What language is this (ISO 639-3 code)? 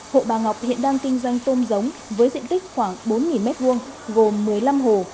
vie